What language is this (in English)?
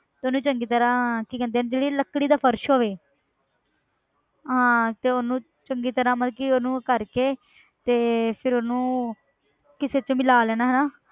Punjabi